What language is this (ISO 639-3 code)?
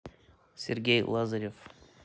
rus